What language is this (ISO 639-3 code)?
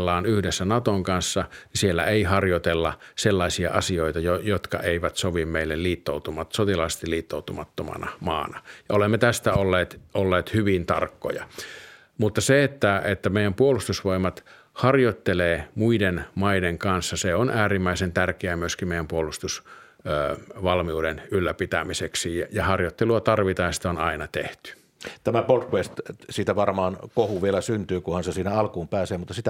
fin